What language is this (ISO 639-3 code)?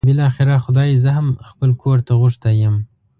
pus